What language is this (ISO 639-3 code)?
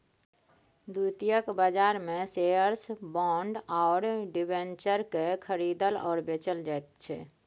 mai